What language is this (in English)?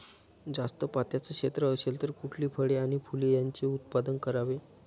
Marathi